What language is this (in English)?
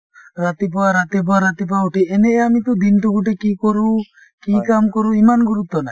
Assamese